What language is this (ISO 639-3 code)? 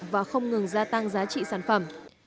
vie